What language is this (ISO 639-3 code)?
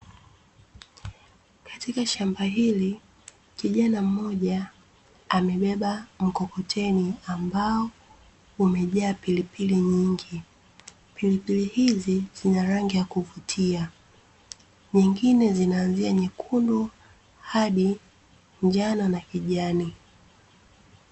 swa